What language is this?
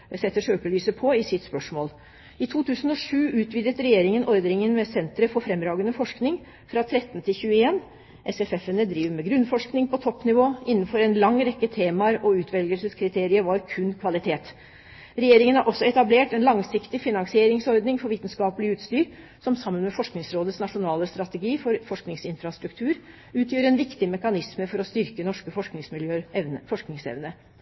Norwegian Bokmål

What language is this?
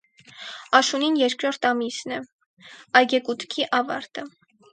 Armenian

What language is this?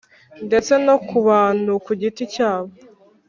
Kinyarwanda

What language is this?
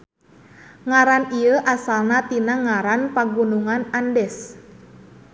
Sundanese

